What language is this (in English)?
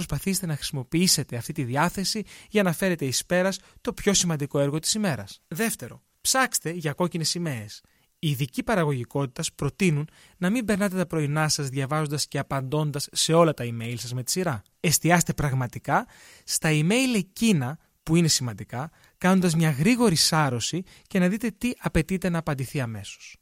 Greek